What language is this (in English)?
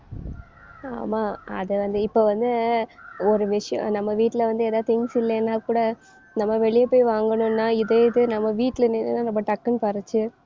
Tamil